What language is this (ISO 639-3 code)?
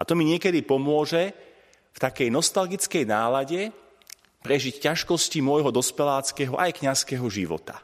slk